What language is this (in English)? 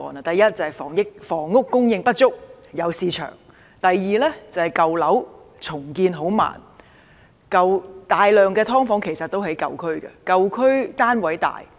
Cantonese